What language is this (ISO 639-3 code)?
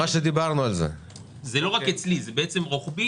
heb